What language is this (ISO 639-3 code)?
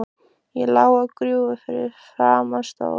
isl